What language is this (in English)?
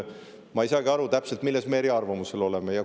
Estonian